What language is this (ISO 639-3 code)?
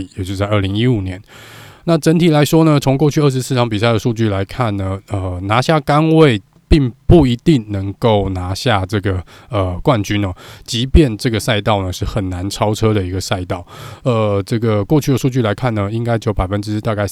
zho